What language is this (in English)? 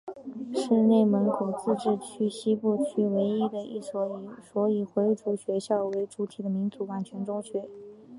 Chinese